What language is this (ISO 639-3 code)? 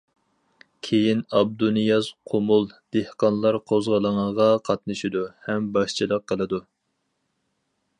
uig